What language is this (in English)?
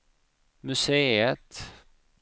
Swedish